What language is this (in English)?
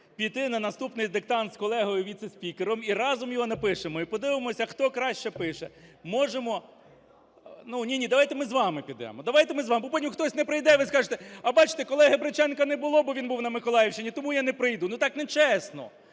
Ukrainian